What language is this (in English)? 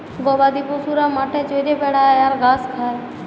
Bangla